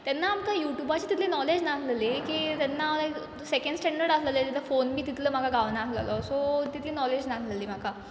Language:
Konkani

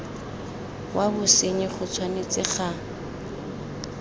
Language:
Tswana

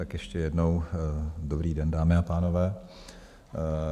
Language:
Czech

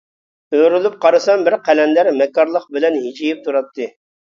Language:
Uyghur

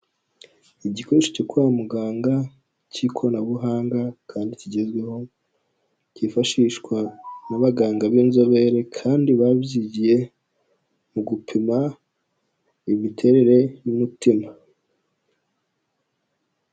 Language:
Kinyarwanda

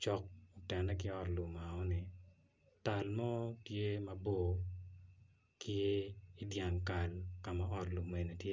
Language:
Acoli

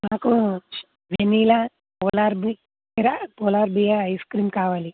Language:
Telugu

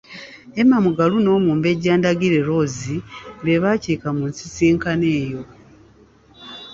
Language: Ganda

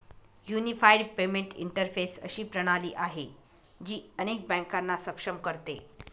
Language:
Marathi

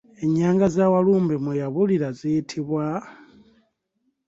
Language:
Ganda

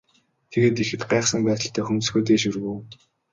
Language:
Mongolian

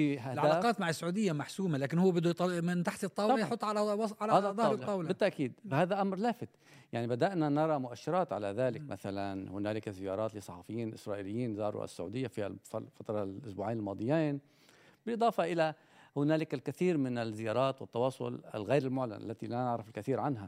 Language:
Arabic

